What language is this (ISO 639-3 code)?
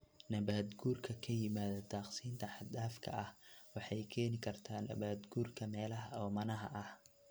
som